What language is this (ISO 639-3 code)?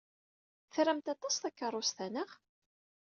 kab